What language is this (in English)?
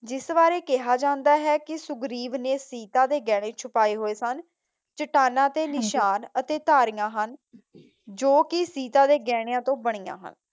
Punjabi